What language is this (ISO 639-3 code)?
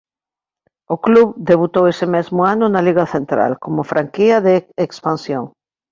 glg